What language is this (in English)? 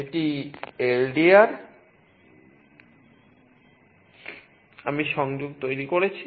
Bangla